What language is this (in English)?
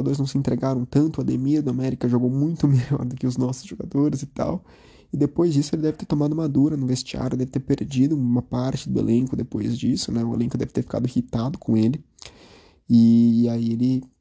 Portuguese